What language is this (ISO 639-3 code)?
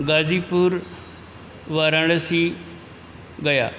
san